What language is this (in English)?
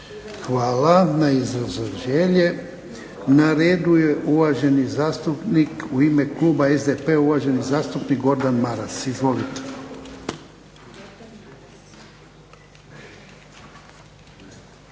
Croatian